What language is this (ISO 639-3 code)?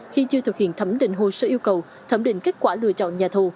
vie